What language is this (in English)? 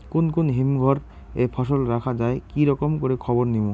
Bangla